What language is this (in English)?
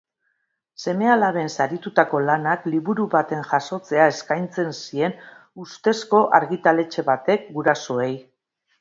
Basque